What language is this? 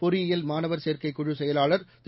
Tamil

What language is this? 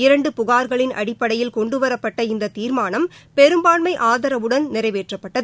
Tamil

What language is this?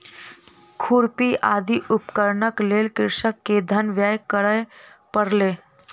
Maithili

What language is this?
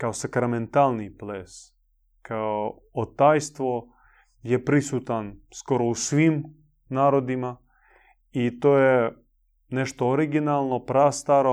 Croatian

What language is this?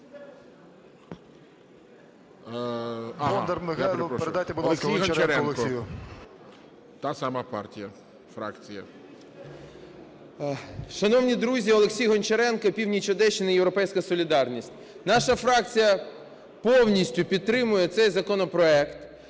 Ukrainian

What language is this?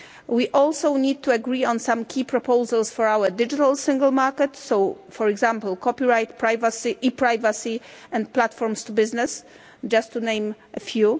English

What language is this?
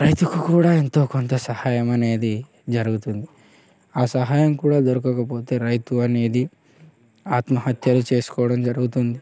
Telugu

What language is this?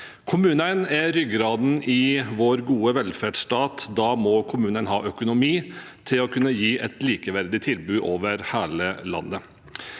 Norwegian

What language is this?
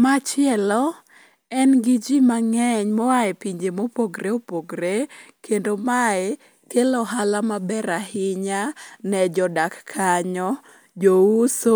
Luo (Kenya and Tanzania)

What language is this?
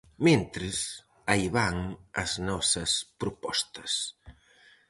Galician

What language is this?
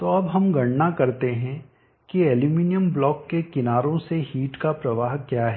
Hindi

